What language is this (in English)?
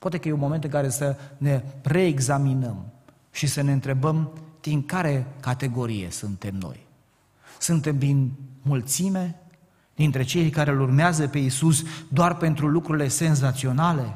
Romanian